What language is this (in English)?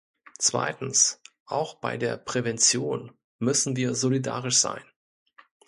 German